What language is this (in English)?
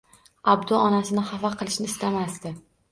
Uzbek